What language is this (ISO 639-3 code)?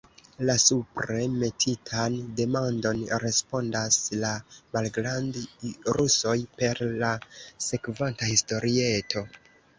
epo